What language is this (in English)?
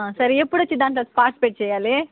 Telugu